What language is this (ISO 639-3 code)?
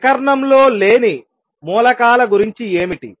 tel